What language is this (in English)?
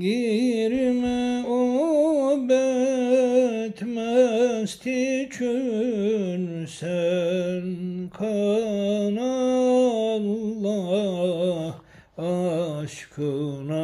Turkish